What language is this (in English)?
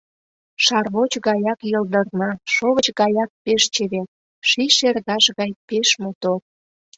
Mari